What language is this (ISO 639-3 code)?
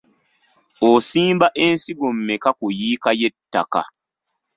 lug